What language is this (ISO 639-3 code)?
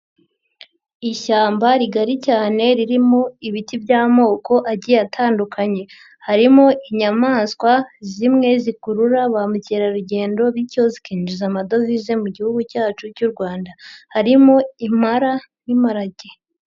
kin